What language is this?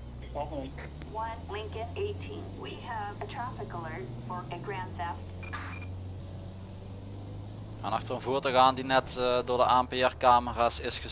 Dutch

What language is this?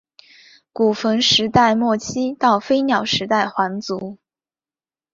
Chinese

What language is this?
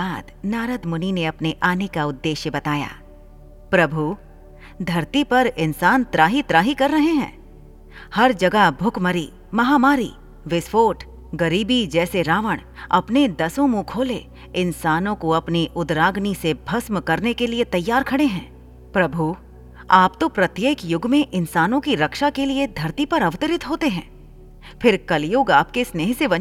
Hindi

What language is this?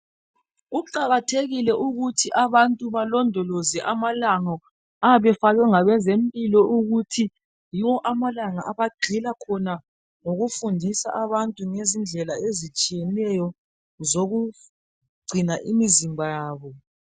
North Ndebele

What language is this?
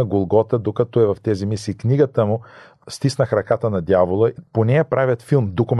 Bulgarian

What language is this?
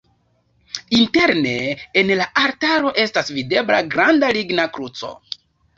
Esperanto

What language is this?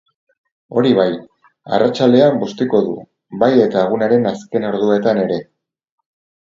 Basque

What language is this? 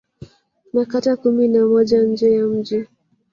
Swahili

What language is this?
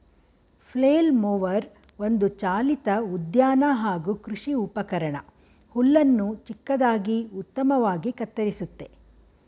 Kannada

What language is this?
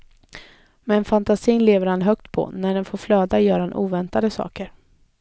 Swedish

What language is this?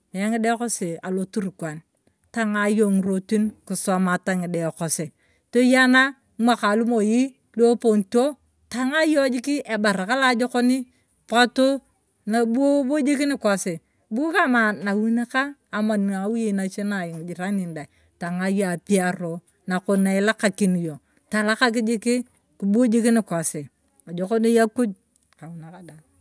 Turkana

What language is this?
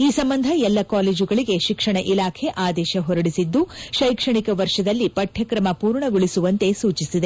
Kannada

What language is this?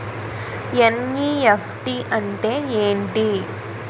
Telugu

